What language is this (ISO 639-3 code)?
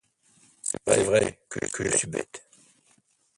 fra